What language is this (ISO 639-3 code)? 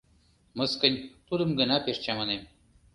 chm